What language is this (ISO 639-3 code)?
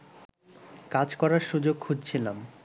ben